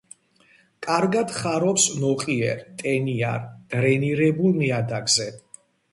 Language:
Georgian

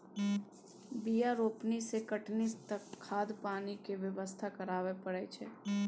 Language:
Maithili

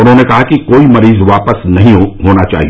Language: Hindi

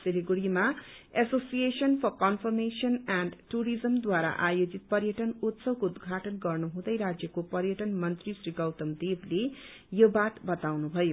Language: Nepali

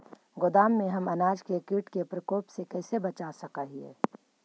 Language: Magahi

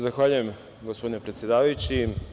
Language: Serbian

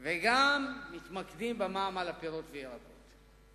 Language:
Hebrew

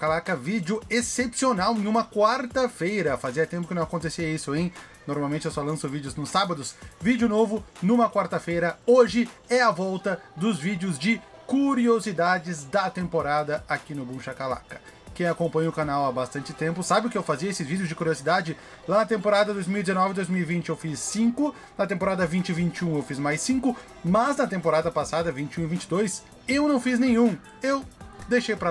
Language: Portuguese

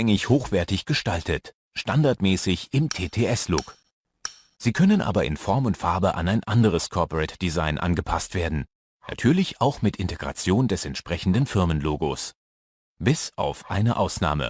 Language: German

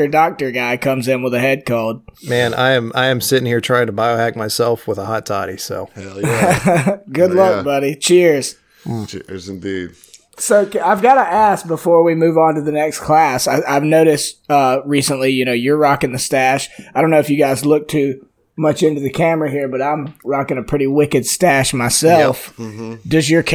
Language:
English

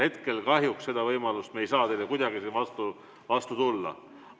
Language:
Estonian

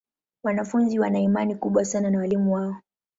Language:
Swahili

